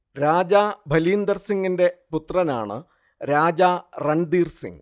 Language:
Malayalam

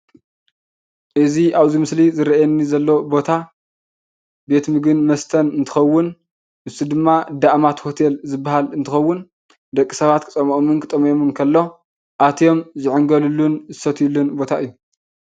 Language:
Tigrinya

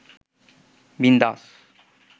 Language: Bangla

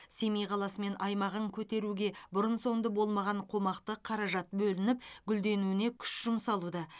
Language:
Kazakh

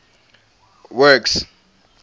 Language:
English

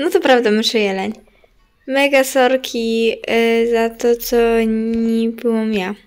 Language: Polish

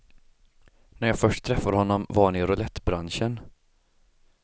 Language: Swedish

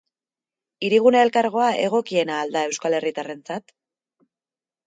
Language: Basque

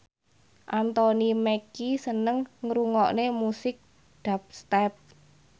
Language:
Javanese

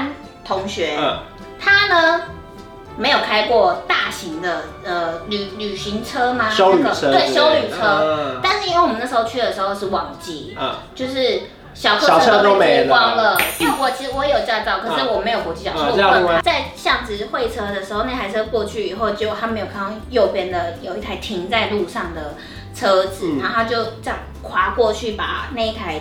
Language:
Chinese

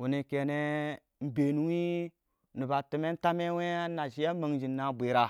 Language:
Awak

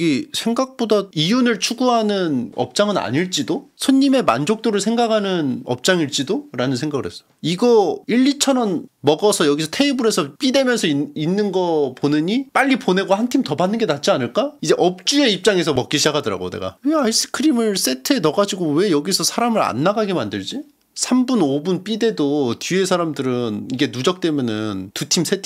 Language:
Korean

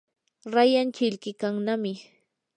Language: Yanahuanca Pasco Quechua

